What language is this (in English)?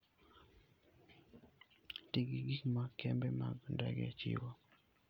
Luo (Kenya and Tanzania)